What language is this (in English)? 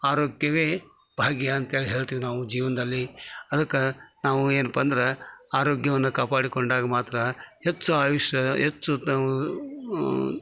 Kannada